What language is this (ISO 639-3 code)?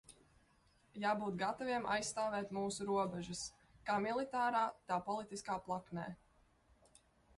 lav